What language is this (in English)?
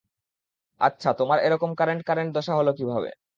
Bangla